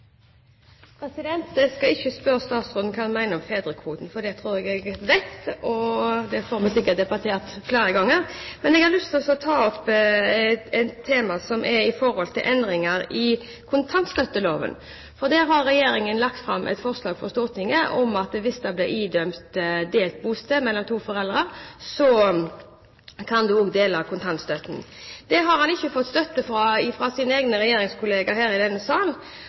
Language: Norwegian Bokmål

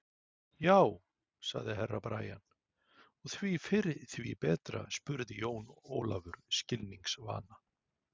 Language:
Icelandic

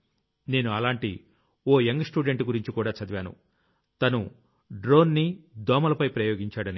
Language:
Telugu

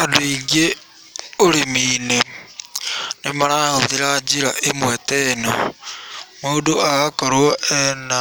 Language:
Kikuyu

